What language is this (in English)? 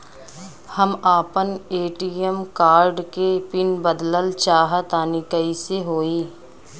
Bhojpuri